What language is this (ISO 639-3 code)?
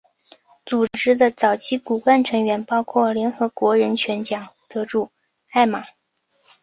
zho